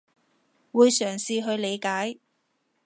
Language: Cantonese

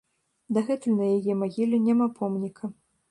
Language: Belarusian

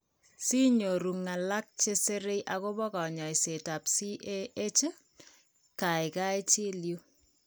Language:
Kalenjin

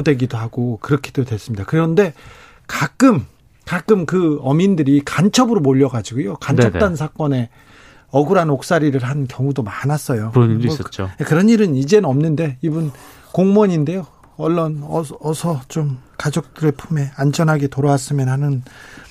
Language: Korean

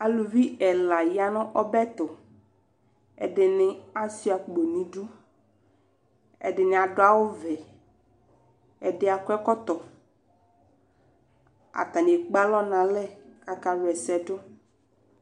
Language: Ikposo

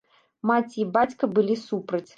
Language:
Belarusian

